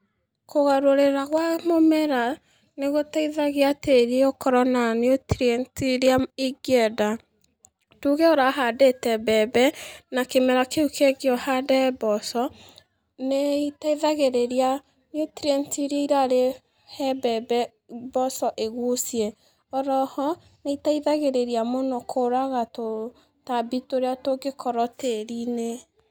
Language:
Kikuyu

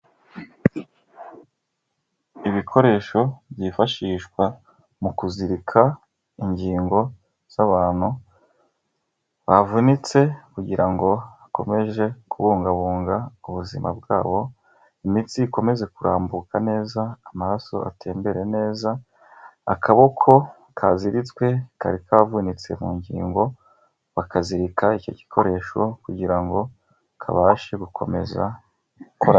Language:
Kinyarwanda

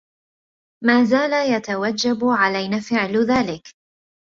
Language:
Arabic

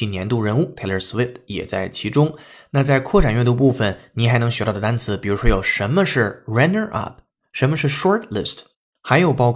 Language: Chinese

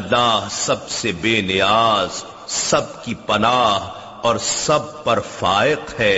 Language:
Urdu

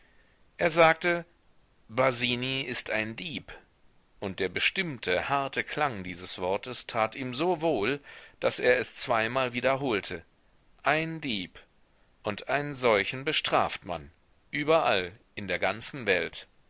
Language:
German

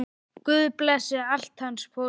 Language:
Icelandic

